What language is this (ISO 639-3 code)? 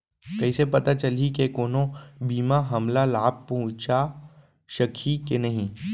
hne